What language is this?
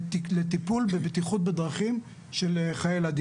Hebrew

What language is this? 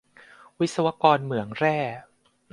Thai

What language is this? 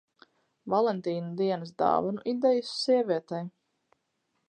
Latvian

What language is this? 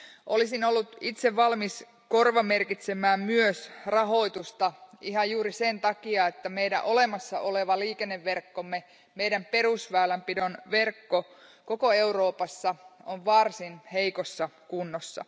Finnish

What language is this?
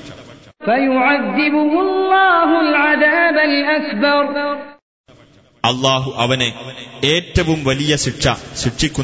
Malayalam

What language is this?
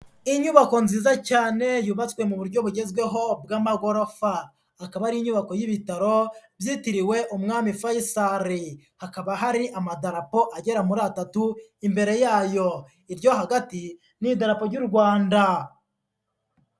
Kinyarwanda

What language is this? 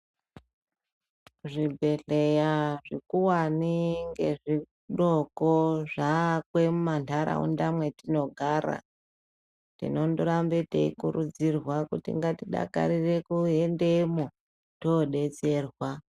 Ndau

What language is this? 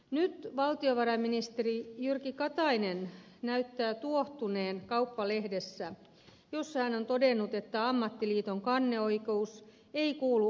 Finnish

